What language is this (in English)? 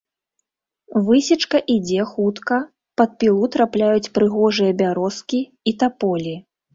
Belarusian